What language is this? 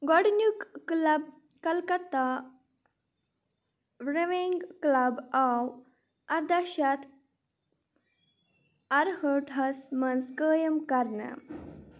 Kashmiri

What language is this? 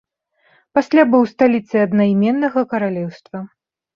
Belarusian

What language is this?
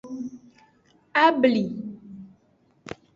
Aja (Benin)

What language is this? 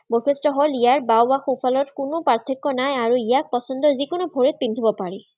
Assamese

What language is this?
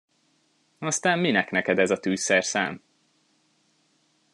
Hungarian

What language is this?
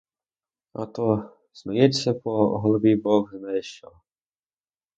Ukrainian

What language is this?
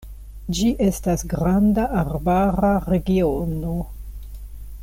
Esperanto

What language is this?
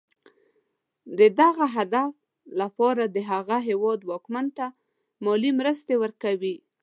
Pashto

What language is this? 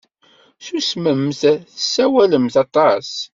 Kabyle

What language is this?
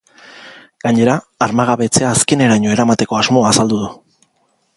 Basque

